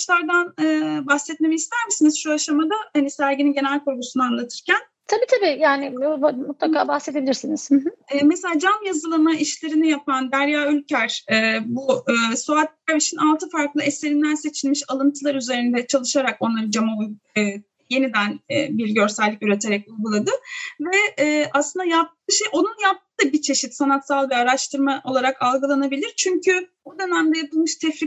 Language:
Turkish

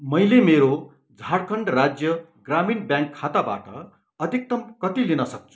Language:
Nepali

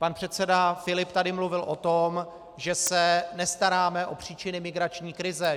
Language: Czech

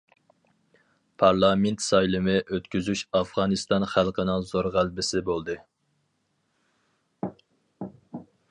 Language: Uyghur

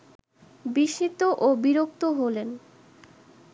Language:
Bangla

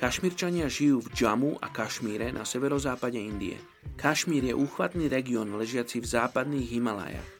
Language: Slovak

